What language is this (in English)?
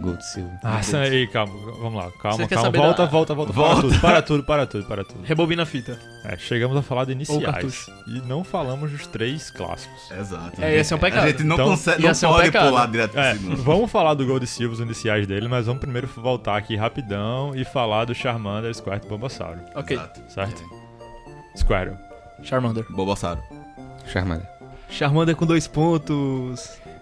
Portuguese